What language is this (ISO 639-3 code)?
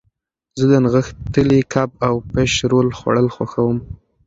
pus